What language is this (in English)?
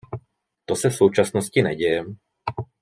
Czech